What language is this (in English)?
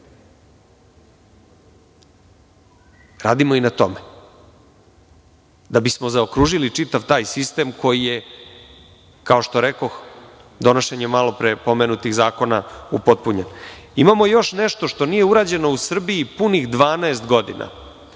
Serbian